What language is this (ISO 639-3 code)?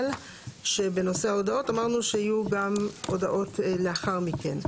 heb